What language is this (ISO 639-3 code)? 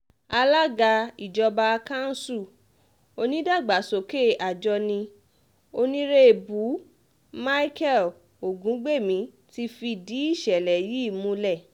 yor